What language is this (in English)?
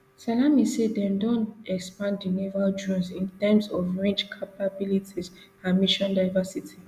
Nigerian Pidgin